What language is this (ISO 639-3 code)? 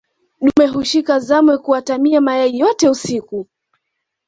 swa